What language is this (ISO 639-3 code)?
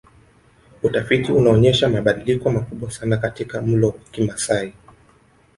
swa